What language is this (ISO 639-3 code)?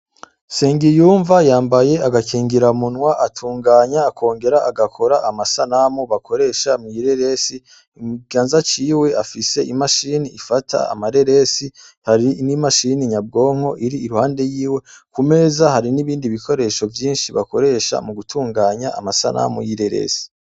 run